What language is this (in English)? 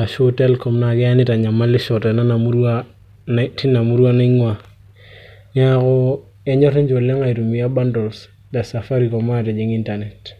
Masai